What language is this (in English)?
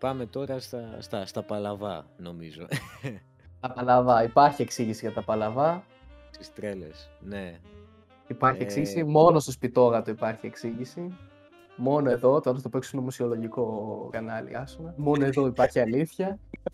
Greek